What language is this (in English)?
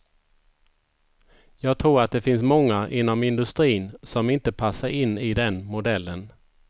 Swedish